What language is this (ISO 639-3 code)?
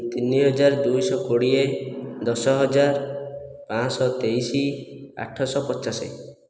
ori